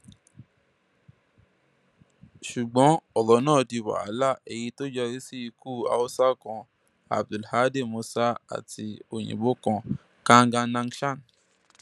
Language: Yoruba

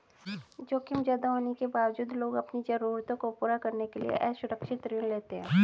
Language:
Hindi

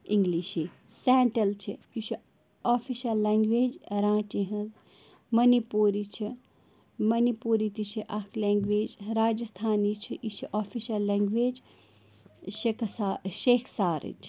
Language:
Kashmiri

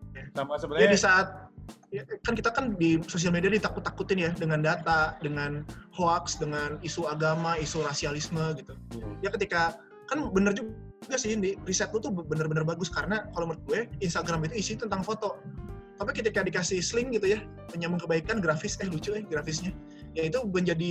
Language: Indonesian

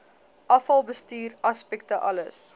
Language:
Afrikaans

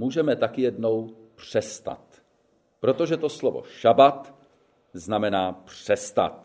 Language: Czech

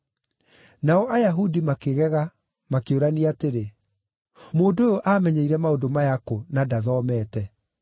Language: Kikuyu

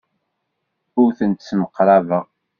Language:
Kabyle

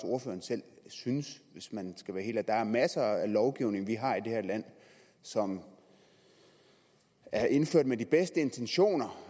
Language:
Danish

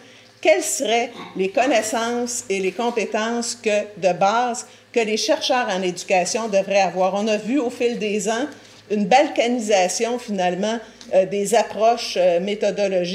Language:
French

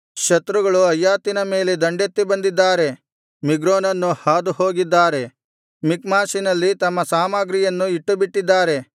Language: Kannada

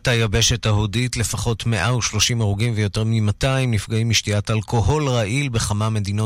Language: Hebrew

